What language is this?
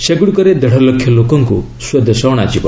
Odia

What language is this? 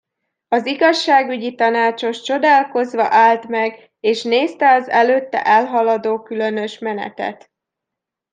Hungarian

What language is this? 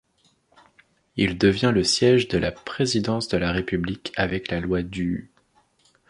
French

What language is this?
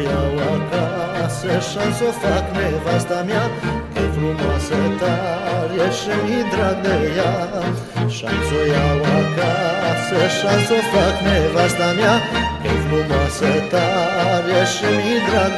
Romanian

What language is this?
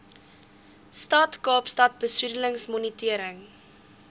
Afrikaans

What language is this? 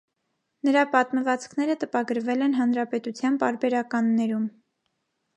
Armenian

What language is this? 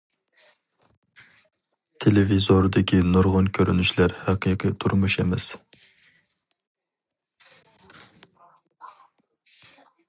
Uyghur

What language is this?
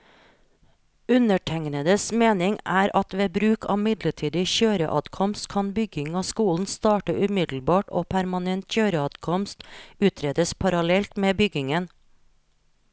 Norwegian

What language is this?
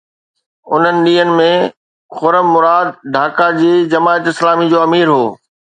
Sindhi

